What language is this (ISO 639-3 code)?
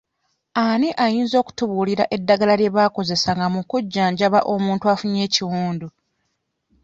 lug